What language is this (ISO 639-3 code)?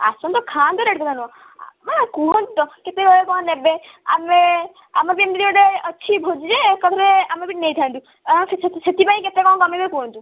ori